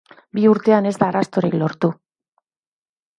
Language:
Basque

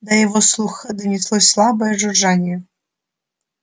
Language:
Russian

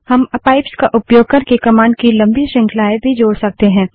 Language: Hindi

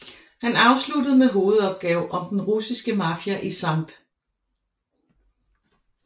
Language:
Danish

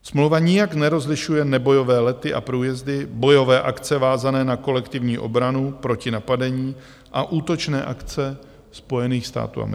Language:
Czech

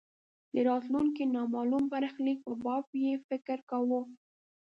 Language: Pashto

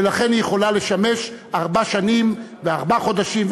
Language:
Hebrew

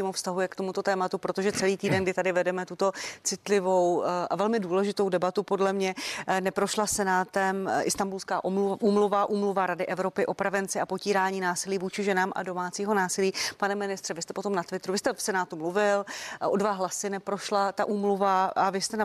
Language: Czech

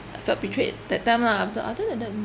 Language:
English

